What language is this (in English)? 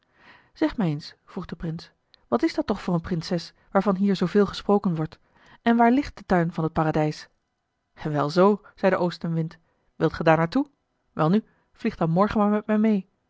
Dutch